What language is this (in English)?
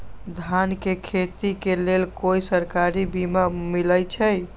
Magahi